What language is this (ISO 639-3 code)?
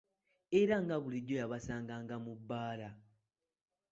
lug